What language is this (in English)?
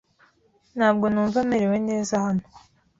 Kinyarwanda